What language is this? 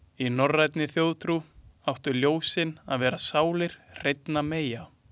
Icelandic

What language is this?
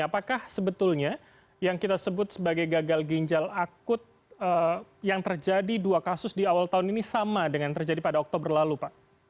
Indonesian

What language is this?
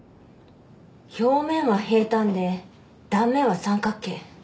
Japanese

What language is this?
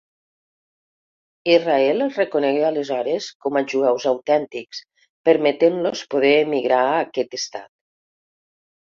Catalan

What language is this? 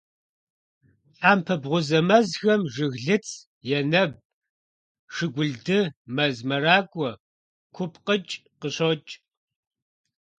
Kabardian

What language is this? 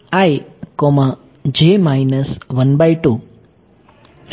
Gujarati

